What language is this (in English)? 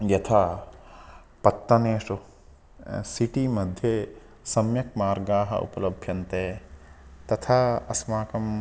Sanskrit